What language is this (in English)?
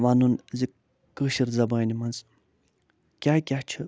Kashmiri